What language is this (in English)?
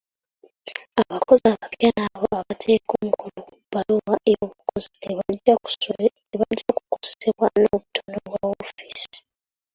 Ganda